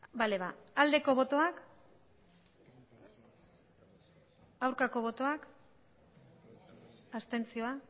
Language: Basque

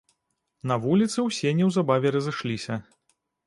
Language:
Belarusian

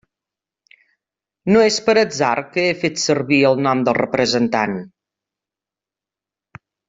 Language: Catalan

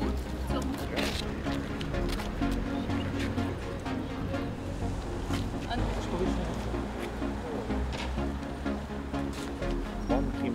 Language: Ukrainian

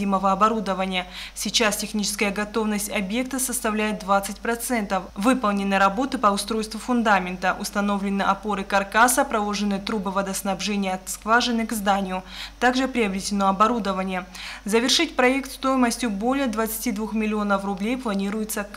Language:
Russian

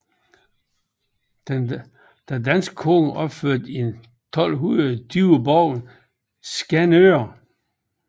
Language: Danish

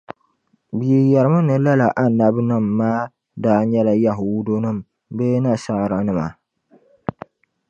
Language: Dagbani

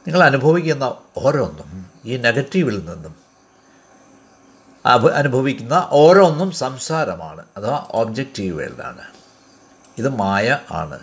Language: Malayalam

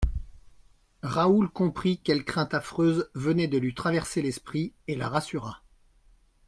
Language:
French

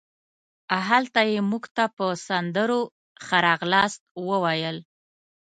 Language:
Pashto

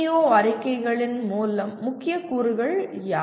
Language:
Tamil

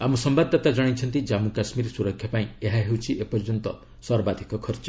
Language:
Odia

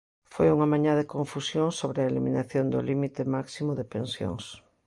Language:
Galician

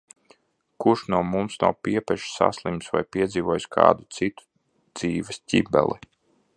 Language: Latvian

